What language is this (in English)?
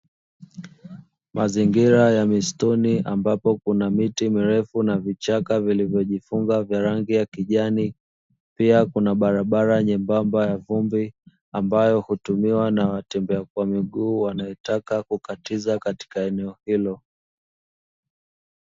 Swahili